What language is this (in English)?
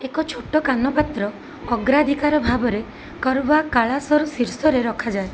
Odia